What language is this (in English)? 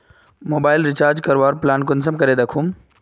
Magahi